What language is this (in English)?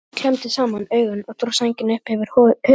Icelandic